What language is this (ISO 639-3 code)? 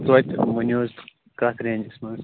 kas